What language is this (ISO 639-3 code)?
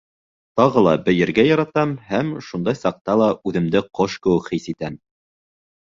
bak